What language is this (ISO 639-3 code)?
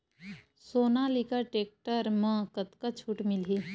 hne